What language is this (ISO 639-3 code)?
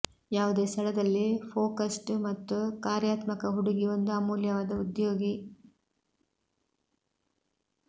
kan